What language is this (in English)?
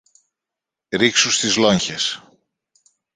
Greek